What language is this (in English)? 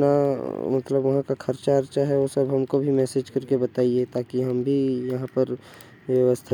Korwa